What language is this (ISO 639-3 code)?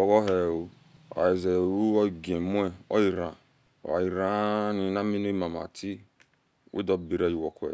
ish